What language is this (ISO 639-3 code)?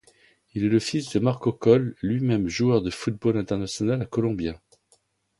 fra